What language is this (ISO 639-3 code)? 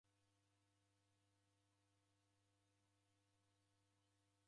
dav